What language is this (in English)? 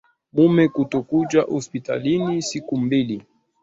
Swahili